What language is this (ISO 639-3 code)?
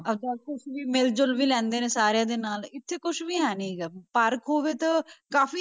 pan